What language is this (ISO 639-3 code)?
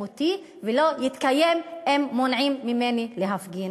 heb